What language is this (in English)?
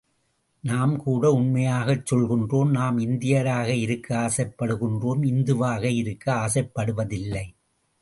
Tamil